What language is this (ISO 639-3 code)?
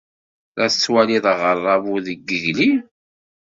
kab